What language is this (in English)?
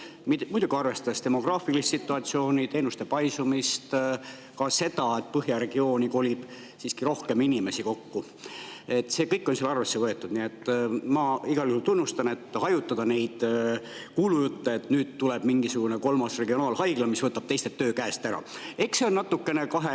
Estonian